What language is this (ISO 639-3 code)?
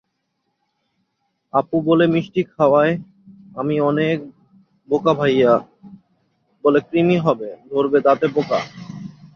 ben